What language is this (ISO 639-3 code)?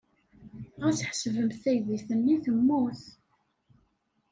kab